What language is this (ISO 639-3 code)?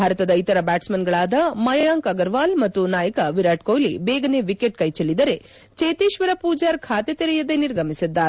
kan